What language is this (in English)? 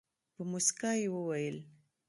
Pashto